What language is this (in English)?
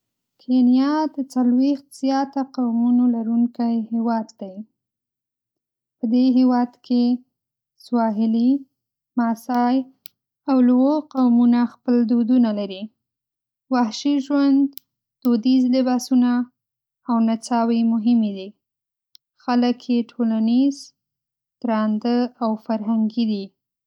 Pashto